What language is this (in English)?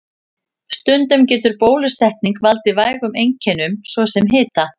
Icelandic